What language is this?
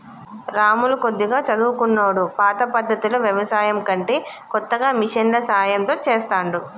Telugu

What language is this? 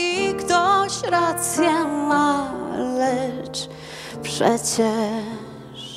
Polish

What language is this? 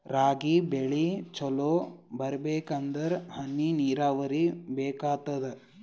Kannada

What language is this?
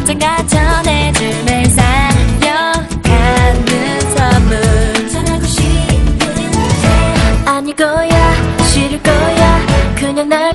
Korean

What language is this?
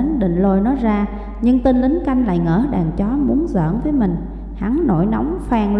Vietnamese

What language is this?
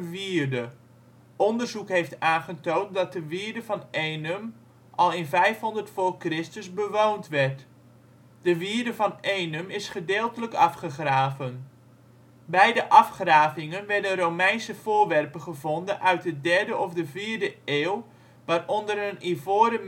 Dutch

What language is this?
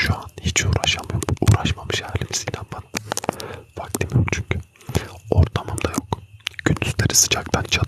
Turkish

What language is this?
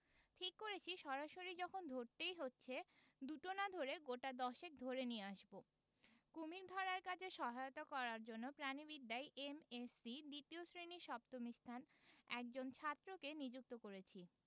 Bangla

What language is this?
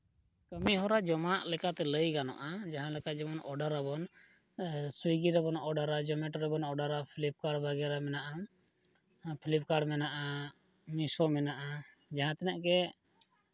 Santali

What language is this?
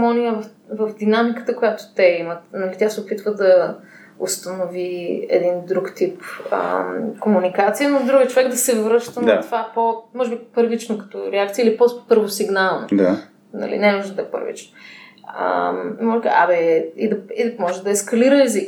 Bulgarian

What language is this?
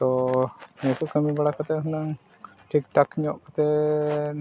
Santali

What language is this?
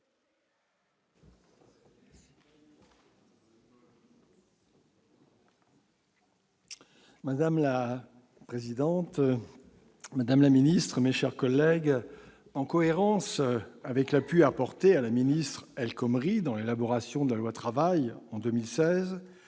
French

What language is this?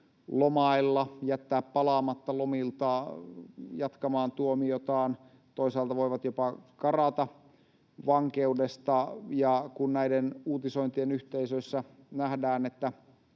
Finnish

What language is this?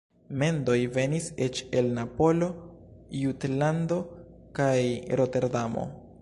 Esperanto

